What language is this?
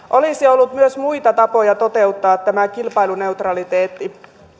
Finnish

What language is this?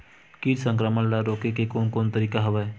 Chhattisgarhi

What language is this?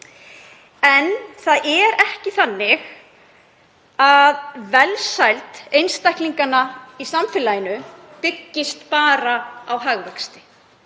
Icelandic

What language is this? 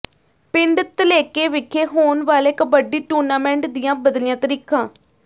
Punjabi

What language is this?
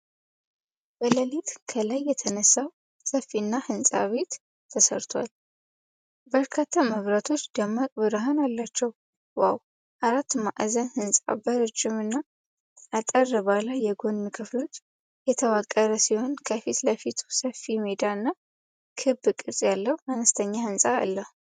Amharic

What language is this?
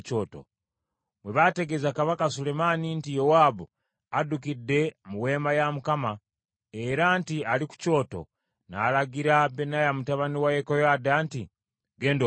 Ganda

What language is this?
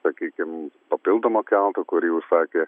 Lithuanian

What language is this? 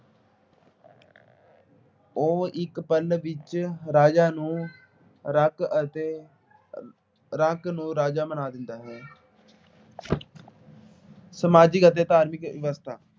Punjabi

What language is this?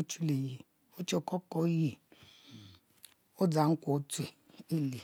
Mbe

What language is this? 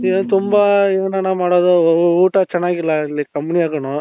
Kannada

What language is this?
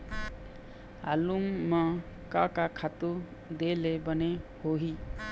Chhattisgarhi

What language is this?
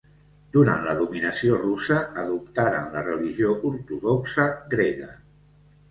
Catalan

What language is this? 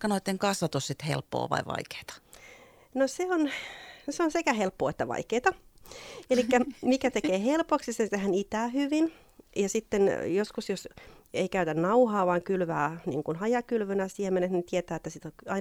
Finnish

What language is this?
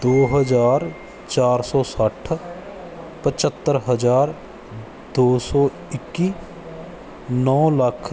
Punjabi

